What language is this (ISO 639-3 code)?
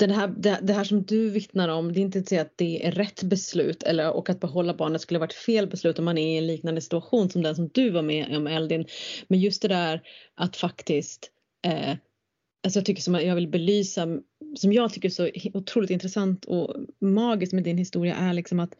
swe